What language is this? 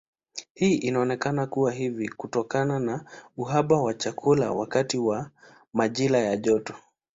Swahili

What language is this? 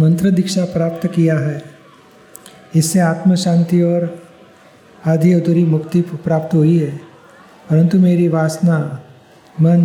Gujarati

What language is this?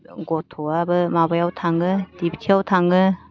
Bodo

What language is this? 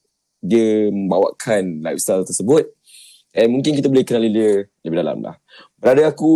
Malay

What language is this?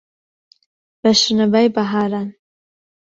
Central Kurdish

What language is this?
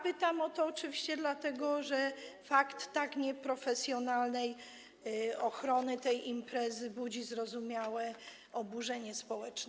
Polish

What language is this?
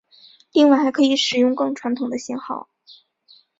Chinese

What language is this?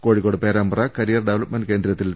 Malayalam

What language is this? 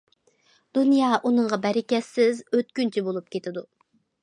Uyghur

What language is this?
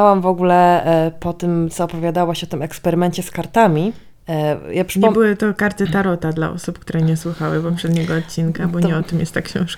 Polish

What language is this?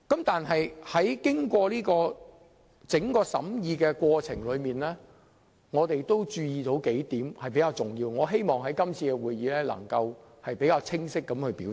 Cantonese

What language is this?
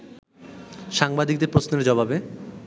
Bangla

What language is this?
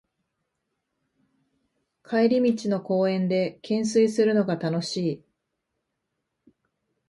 Japanese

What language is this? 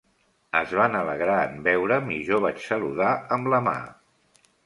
Catalan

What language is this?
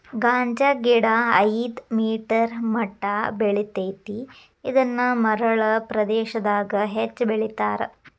Kannada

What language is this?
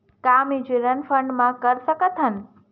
Chhattisgarhi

